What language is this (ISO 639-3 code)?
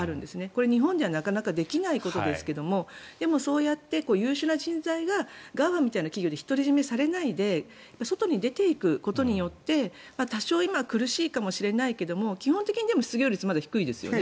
jpn